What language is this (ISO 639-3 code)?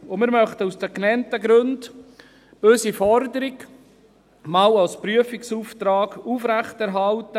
gsw